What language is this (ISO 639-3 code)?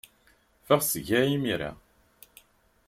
kab